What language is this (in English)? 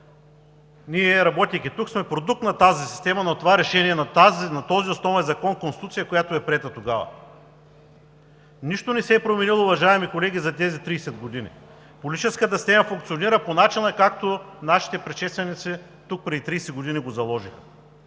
Bulgarian